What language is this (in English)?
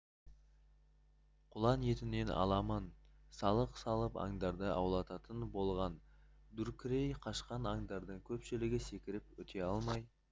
Kazakh